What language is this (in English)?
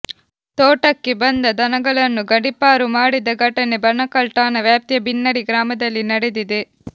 Kannada